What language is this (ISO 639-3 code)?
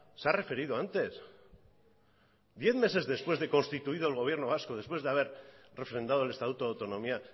spa